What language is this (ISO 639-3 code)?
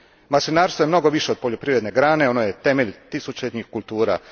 hrv